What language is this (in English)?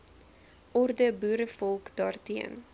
Afrikaans